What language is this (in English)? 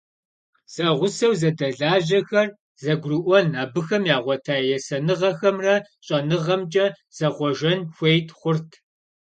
Kabardian